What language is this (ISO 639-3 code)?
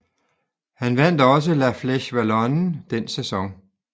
dan